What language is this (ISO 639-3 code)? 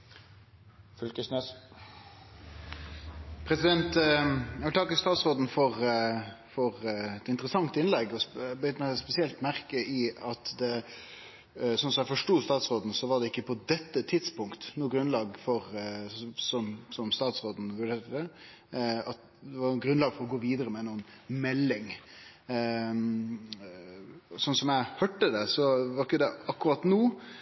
nno